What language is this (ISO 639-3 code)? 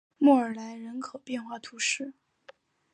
zho